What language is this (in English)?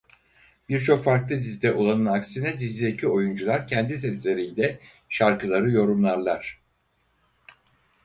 Turkish